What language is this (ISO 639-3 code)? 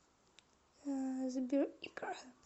rus